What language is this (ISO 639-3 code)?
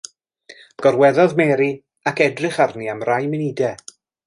cym